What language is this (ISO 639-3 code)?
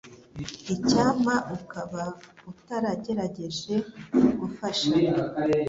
kin